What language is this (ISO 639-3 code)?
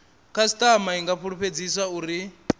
ven